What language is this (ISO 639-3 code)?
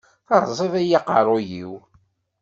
kab